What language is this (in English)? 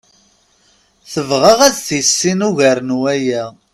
Kabyle